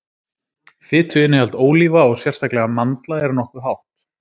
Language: Icelandic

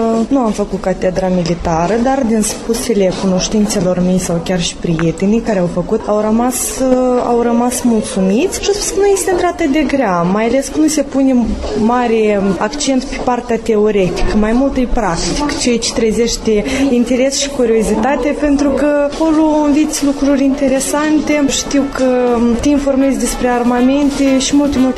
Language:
Romanian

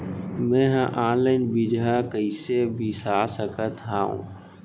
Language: Chhattisgarhi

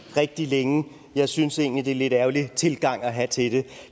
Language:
Danish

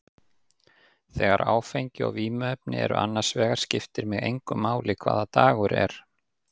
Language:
Icelandic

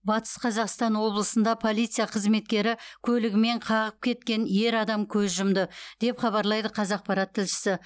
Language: Kazakh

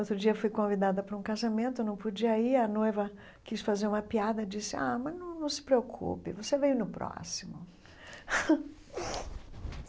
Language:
Portuguese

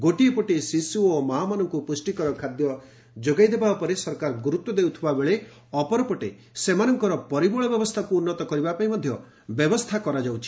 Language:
Odia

